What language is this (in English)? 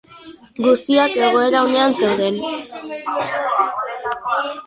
Basque